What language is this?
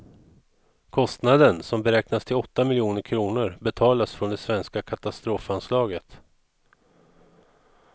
Swedish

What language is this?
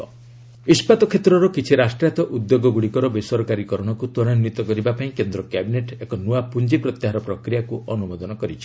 Odia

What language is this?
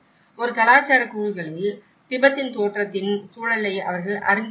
Tamil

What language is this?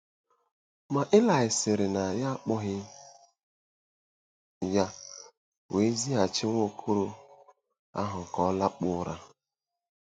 Igbo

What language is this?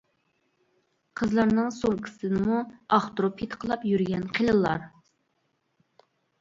Uyghur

